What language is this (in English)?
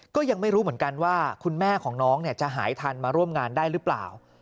Thai